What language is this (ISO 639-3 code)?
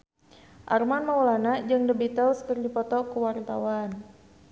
sun